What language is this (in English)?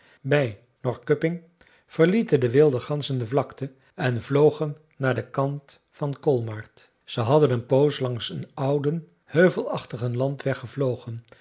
Dutch